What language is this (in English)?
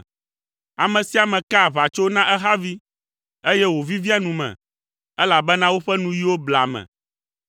Ewe